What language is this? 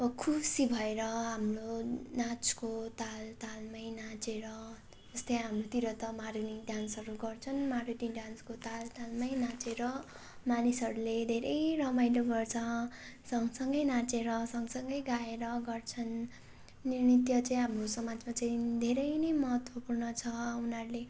Nepali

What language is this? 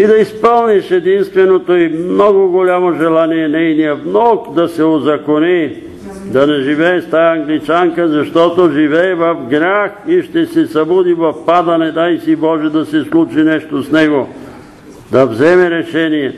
Bulgarian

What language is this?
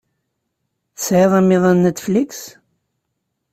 Kabyle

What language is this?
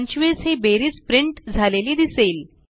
Marathi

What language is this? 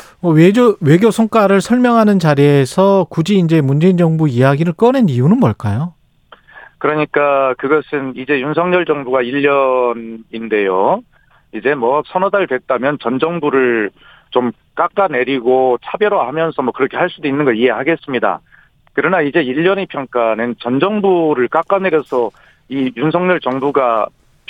Korean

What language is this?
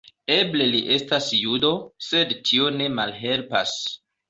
Esperanto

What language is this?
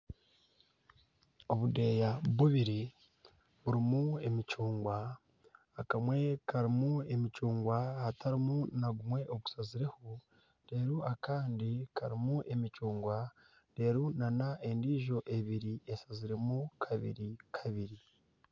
Nyankole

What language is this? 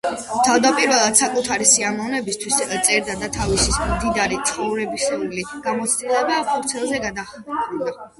Georgian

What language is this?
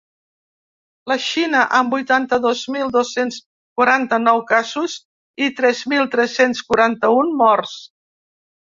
Catalan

